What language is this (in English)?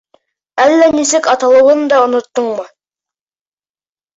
Bashkir